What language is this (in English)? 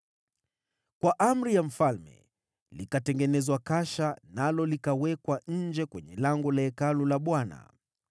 Swahili